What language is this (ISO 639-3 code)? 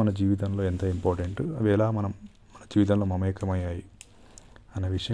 tel